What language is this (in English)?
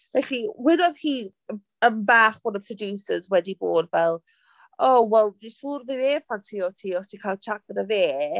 Welsh